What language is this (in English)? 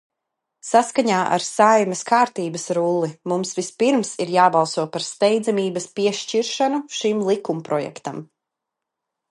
Latvian